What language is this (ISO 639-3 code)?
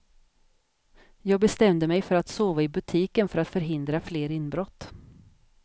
swe